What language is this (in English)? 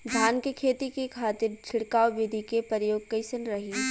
Bhojpuri